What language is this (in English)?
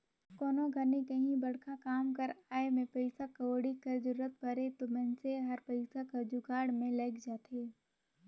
Chhattisgarhi